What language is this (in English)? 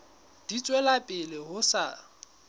Southern Sotho